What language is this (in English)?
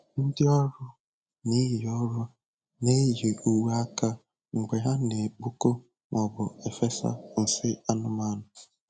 Igbo